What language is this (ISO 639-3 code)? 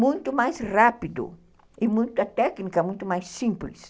por